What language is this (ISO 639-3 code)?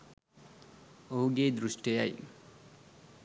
sin